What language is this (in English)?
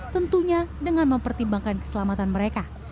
Indonesian